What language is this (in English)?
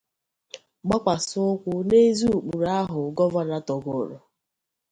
Igbo